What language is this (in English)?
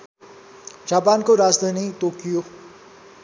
Nepali